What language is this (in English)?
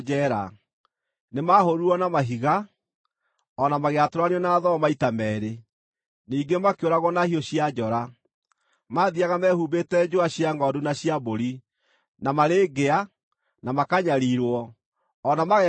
Kikuyu